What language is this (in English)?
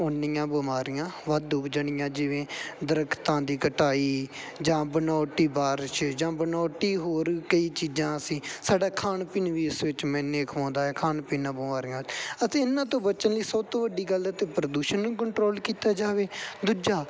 Punjabi